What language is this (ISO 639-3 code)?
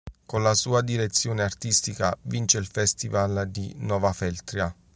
ita